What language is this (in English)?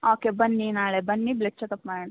Kannada